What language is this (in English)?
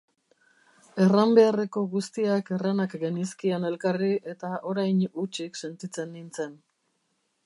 Basque